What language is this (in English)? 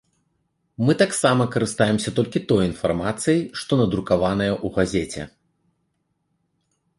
Belarusian